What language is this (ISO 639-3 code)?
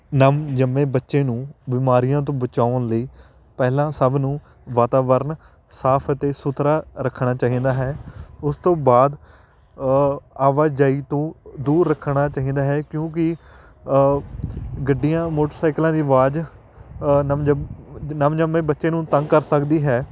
pan